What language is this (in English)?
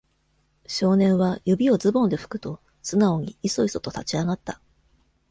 Japanese